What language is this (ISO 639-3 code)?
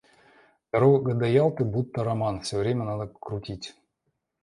rus